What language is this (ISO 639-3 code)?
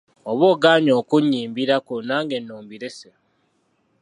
lug